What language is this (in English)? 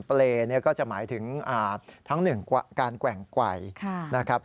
Thai